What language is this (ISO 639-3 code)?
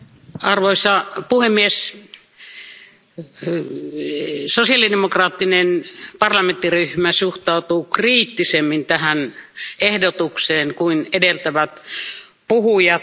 fin